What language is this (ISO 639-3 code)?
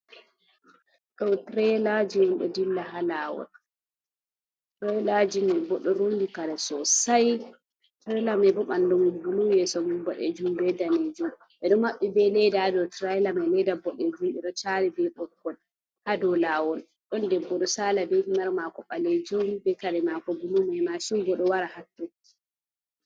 ful